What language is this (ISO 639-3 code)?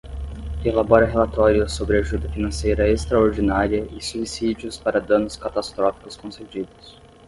por